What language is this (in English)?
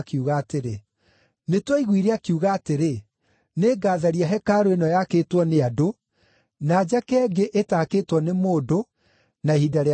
Kikuyu